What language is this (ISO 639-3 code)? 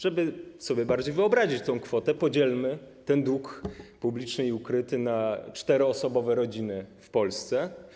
pol